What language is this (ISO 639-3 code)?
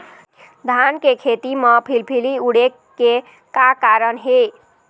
hne